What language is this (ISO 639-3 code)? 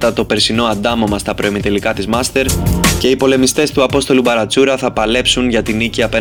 ell